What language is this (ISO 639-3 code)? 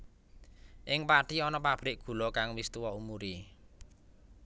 jav